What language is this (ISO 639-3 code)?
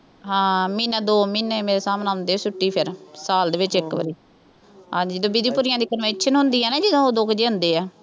pan